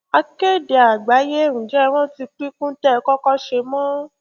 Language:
Yoruba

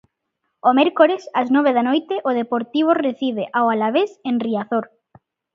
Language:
Galician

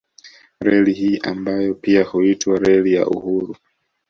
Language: Swahili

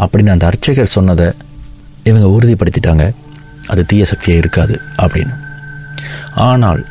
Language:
Tamil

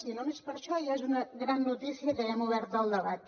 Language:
Catalan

